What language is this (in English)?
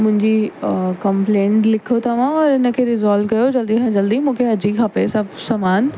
Sindhi